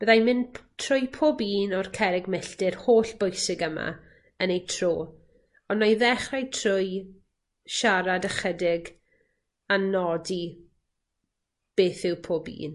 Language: Welsh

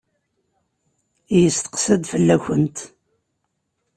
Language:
Kabyle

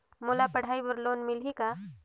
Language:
Chhattisgarhi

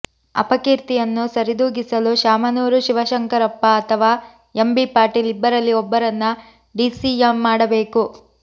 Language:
Kannada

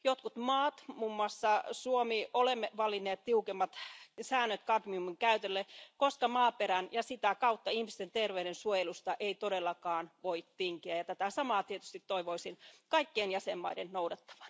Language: Finnish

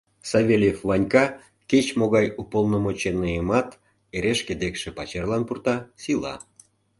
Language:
Mari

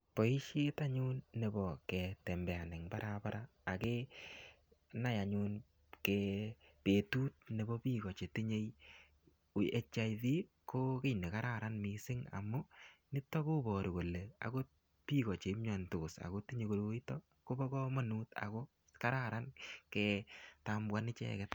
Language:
Kalenjin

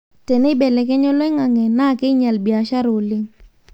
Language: Masai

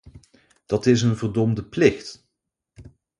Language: Dutch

